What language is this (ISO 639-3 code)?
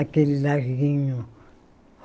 por